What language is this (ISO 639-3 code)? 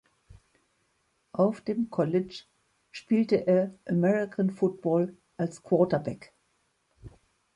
deu